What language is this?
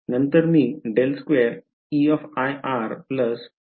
Marathi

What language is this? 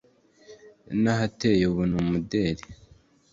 Kinyarwanda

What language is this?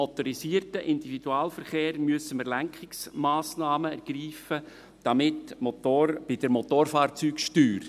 Swiss German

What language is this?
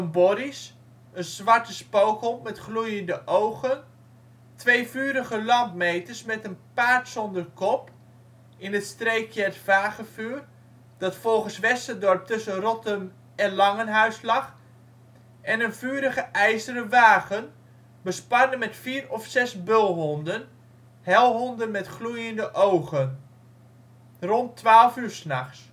Dutch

